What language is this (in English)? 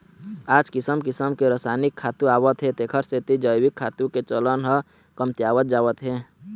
Chhattisgarhi